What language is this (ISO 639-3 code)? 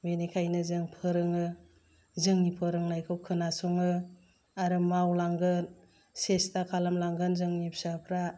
brx